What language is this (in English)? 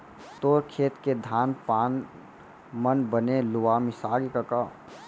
Chhattisgarhi